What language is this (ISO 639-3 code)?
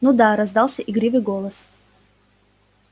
rus